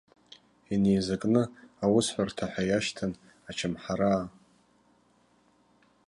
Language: Abkhazian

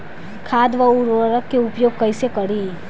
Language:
Bhojpuri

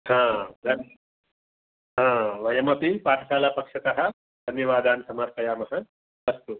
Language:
Sanskrit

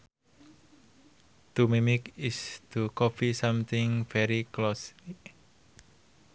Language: Sundanese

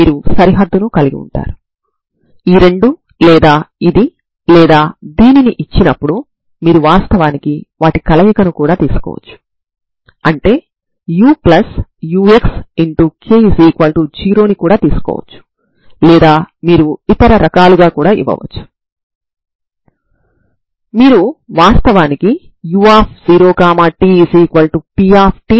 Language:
Telugu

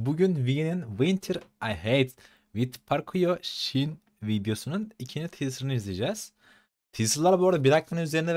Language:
Turkish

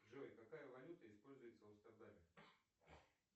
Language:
Russian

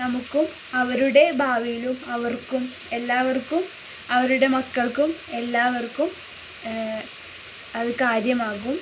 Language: Malayalam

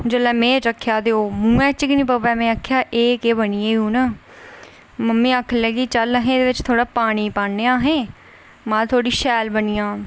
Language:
Dogri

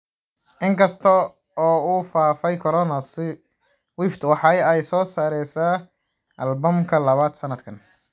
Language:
Somali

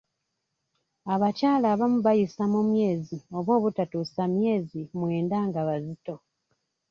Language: Ganda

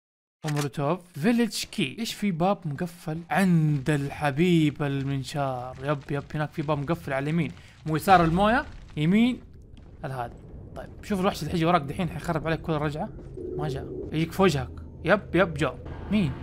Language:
Arabic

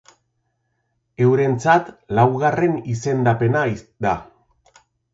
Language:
Basque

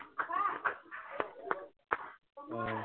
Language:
Assamese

